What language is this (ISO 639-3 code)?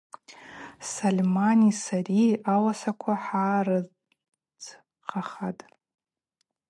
abq